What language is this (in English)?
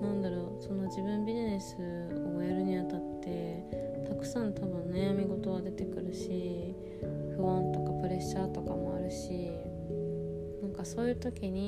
Japanese